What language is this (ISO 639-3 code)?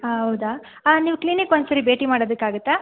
kan